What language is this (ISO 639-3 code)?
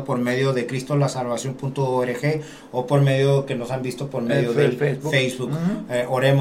spa